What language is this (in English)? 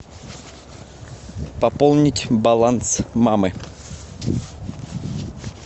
Russian